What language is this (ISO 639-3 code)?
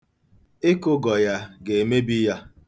ibo